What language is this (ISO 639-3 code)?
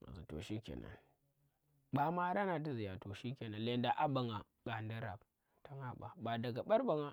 ttr